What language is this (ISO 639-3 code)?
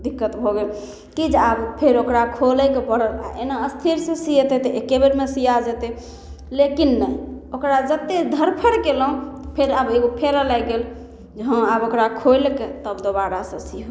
mai